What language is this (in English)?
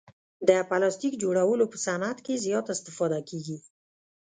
Pashto